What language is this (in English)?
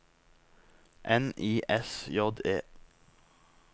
Norwegian